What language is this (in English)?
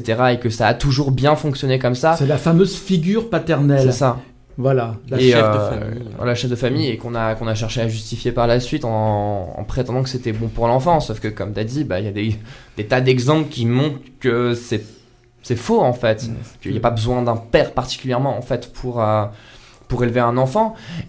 French